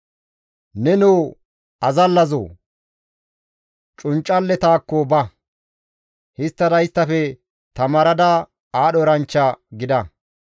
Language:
Gamo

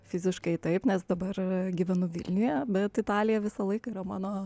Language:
Lithuanian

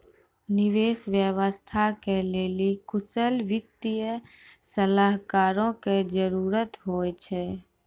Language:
Maithili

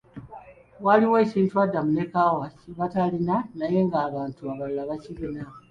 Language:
Ganda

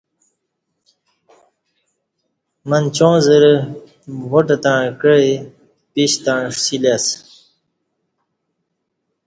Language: Kati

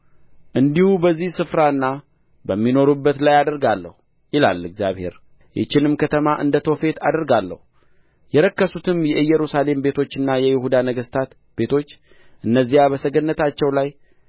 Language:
Amharic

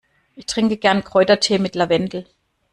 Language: German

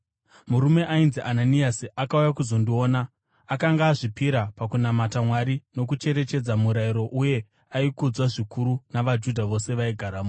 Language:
Shona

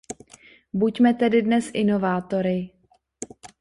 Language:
Czech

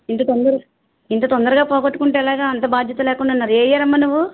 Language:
Telugu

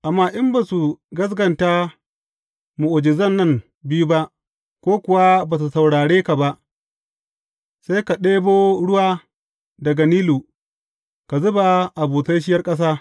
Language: Hausa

